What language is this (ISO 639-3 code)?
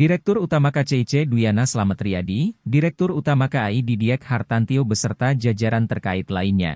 ind